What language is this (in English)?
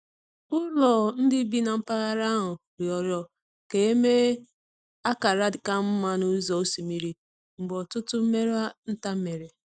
Igbo